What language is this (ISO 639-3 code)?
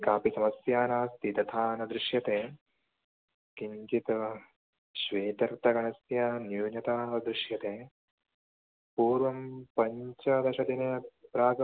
san